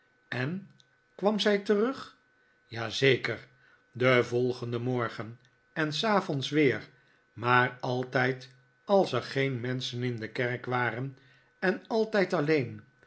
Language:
Dutch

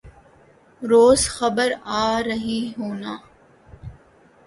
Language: Urdu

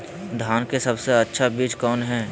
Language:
Magahi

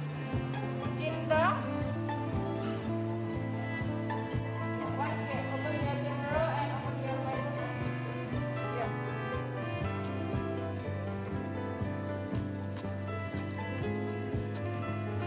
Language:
Indonesian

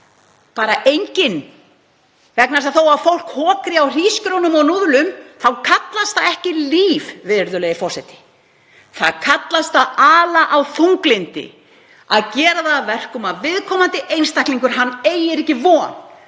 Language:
Icelandic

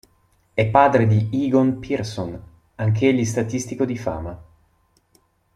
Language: Italian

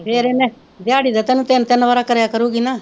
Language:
Punjabi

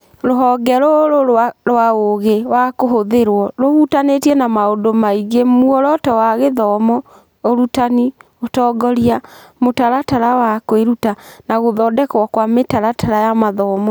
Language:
Kikuyu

